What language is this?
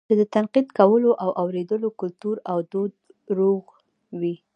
Pashto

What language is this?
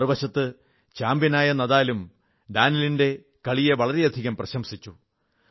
Malayalam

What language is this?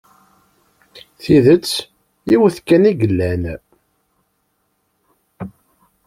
Kabyle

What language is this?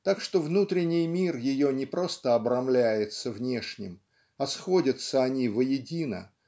Russian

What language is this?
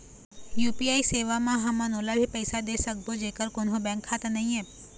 Chhattisgarhi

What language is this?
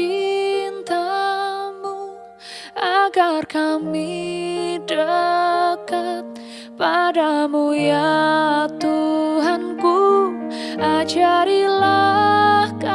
Indonesian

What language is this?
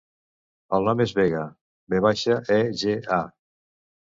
Catalan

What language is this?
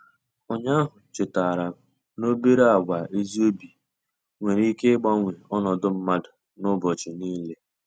Igbo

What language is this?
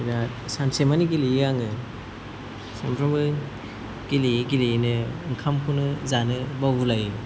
Bodo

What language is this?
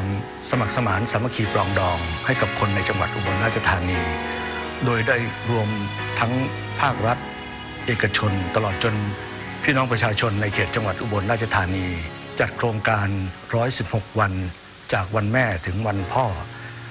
Thai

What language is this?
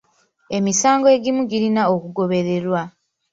Ganda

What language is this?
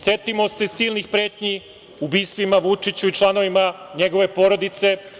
Serbian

